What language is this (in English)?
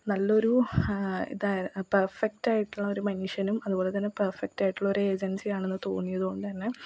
Malayalam